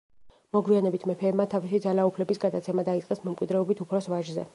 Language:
Georgian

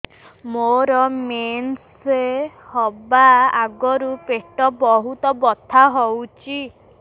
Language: Odia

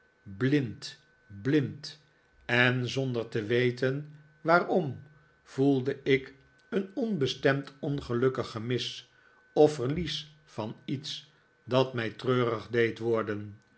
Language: Dutch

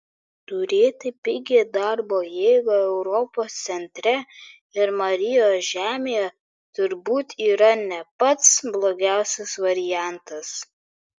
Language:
Lithuanian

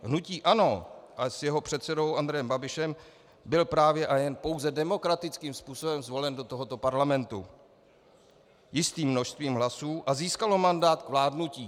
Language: Czech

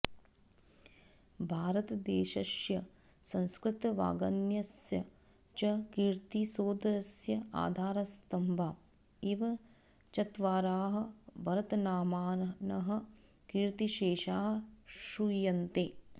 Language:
Sanskrit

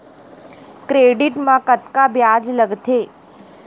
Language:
Chhattisgarhi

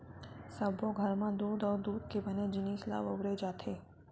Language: Chhattisgarhi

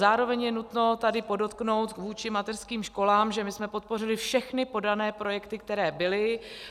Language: Czech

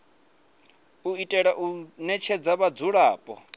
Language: Venda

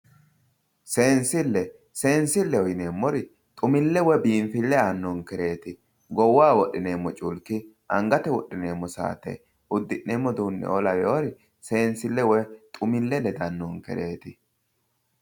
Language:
Sidamo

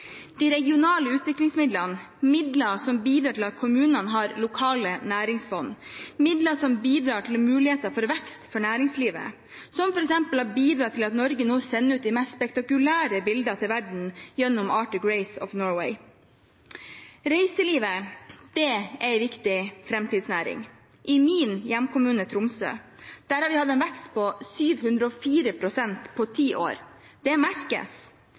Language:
Norwegian Bokmål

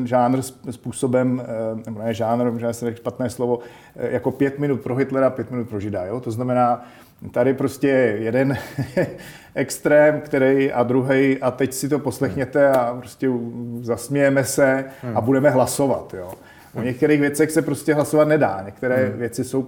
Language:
Czech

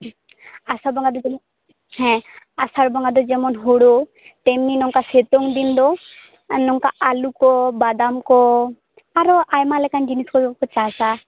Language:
Santali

